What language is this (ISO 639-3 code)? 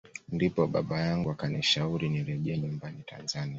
swa